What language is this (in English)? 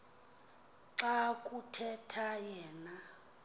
Xhosa